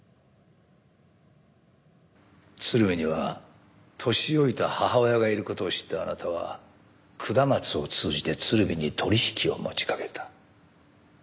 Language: Japanese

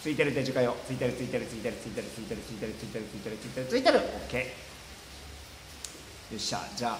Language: Japanese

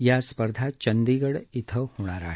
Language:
Marathi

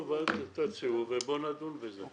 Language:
Hebrew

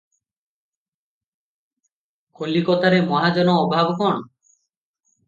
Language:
Odia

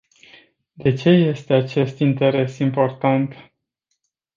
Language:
Romanian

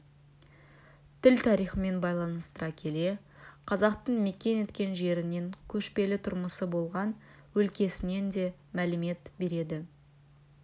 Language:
Kazakh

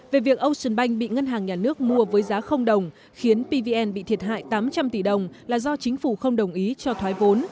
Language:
Vietnamese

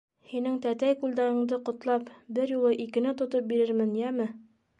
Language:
Bashkir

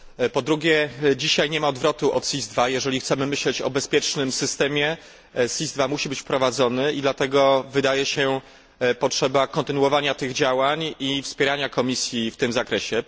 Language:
Polish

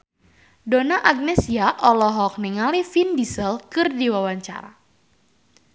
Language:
Sundanese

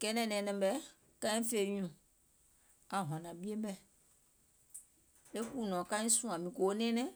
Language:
Gola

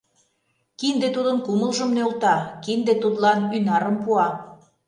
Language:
Mari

